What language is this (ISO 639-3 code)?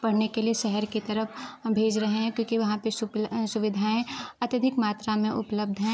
hin